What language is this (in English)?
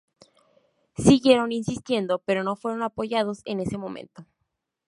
Spanish